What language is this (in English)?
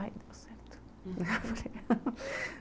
Portuguese